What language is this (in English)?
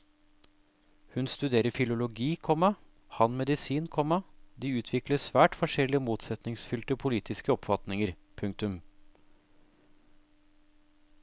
Norwegian